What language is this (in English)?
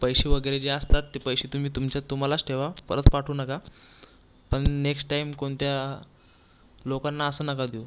Marathi